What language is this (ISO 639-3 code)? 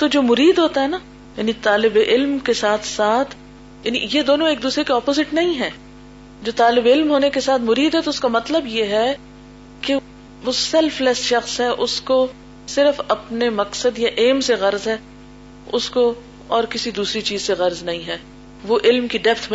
urd